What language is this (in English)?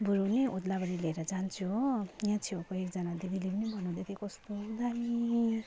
Nepali